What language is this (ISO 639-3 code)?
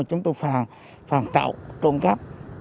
vie